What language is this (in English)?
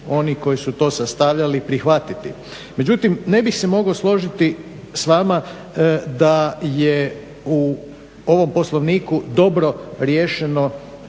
Croatian